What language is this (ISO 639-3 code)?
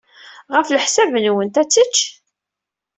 kab